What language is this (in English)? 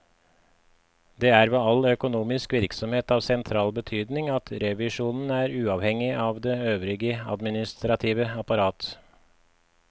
Norwegian